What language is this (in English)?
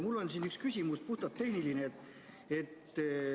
Estonian